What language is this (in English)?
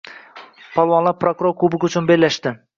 Uzbek